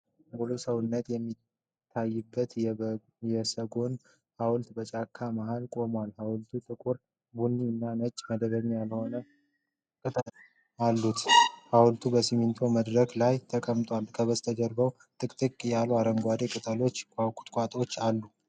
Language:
Amharic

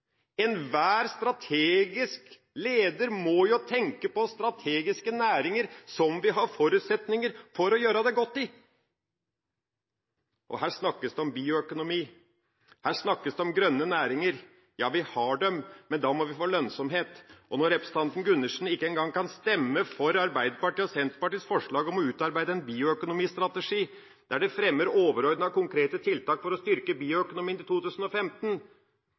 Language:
Norwegian Bokmål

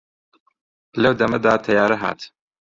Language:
Central Kurdish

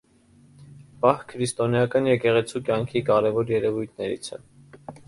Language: Armenian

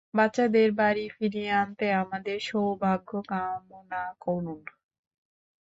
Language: Bangla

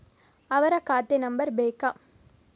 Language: Kannada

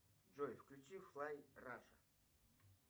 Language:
Russian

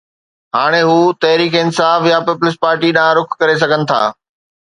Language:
Sindhi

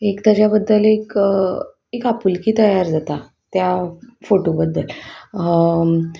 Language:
Konkani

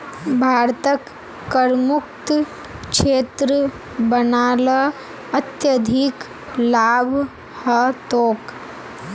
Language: Magahi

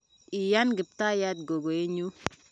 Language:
Kalenjin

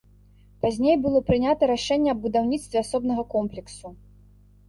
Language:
Belarusian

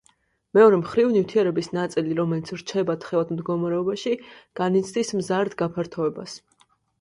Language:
Georgian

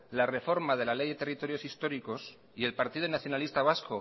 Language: Spanish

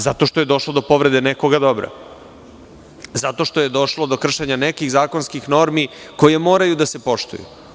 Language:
Serbian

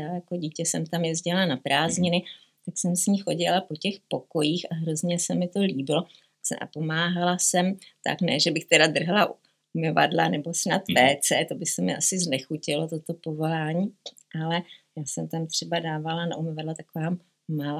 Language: Czech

